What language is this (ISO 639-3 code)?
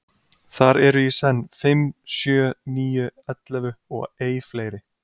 isl